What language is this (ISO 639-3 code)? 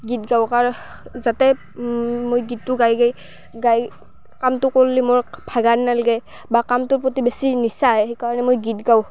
asm